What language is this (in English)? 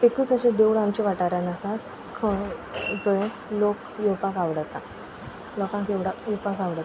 Konkani